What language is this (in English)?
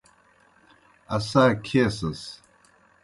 Kohistani Shina